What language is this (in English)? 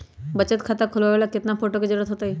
Magahi